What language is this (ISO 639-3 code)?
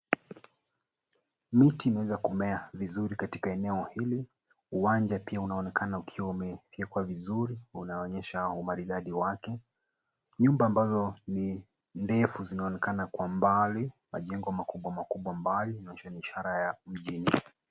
swa